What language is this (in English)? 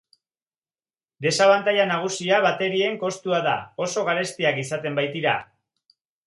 Basque